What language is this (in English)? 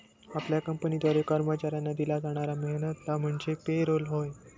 Marathi